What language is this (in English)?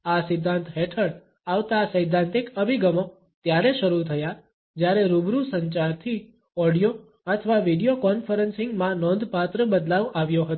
Gujarati